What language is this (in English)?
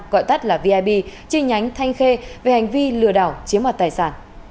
Vietnamese